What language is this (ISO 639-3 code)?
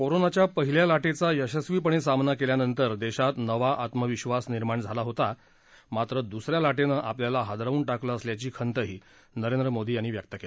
mar